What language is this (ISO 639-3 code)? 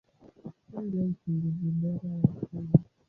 swa